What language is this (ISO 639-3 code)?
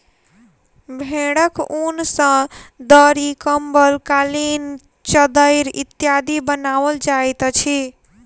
mai